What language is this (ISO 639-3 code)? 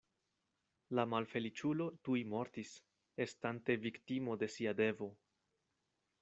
epo